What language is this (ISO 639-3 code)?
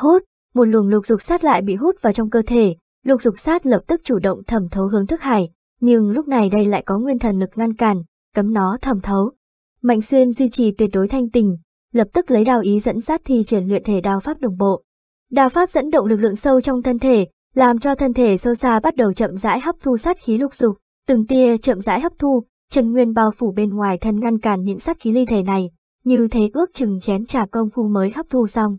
vie